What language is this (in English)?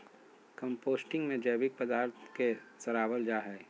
Magahi